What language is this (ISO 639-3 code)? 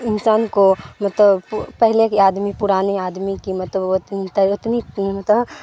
urd